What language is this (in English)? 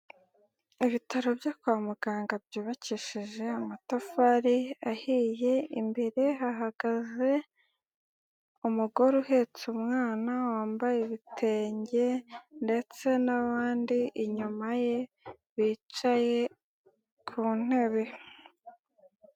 Kinyarwanda